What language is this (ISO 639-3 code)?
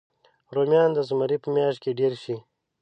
pus